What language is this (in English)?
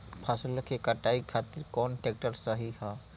Bhojpuri